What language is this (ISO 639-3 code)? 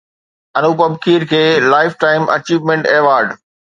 snd